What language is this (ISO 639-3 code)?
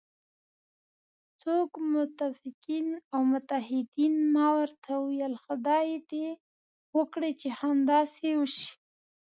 pus